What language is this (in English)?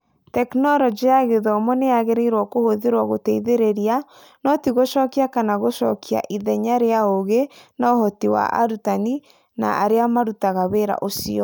Kikuyu